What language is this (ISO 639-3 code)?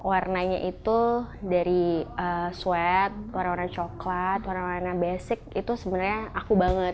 ind